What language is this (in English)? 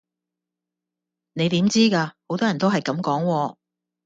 Cantonese